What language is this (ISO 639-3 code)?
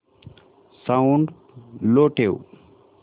mar